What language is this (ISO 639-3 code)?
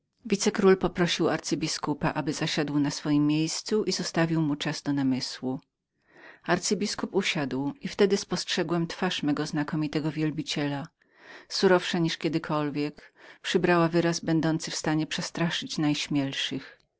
pol